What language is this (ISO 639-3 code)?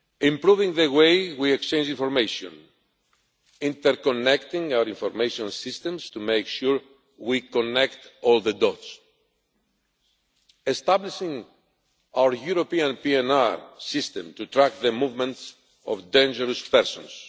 eng